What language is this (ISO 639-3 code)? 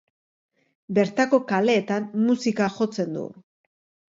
eus